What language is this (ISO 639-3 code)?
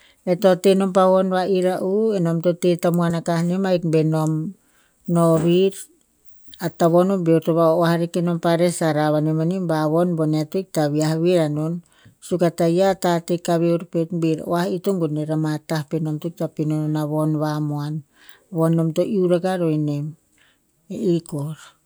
tpz